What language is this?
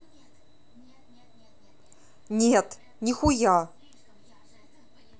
Russian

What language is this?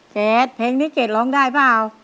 Thai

